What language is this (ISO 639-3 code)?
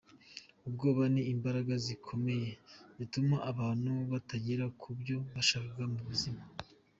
kin